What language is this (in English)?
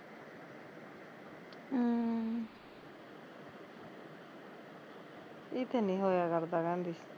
Punjabi